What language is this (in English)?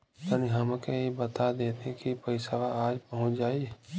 Bhojpuri